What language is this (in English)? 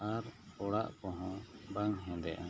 Santali